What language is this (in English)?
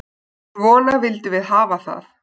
Icelandic